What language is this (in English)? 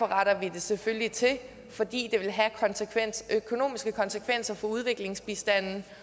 Danish